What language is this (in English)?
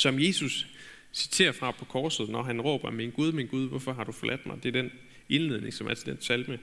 Danish